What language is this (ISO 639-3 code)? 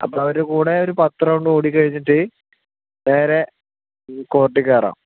mal